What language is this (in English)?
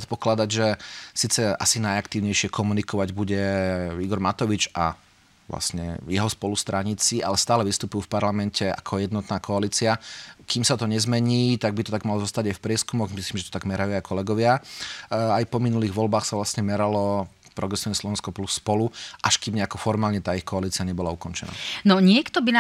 Slovak